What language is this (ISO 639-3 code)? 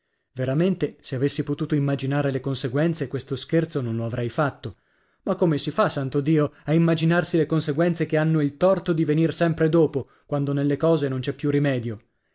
ita